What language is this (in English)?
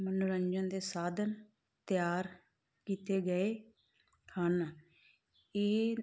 Punjabi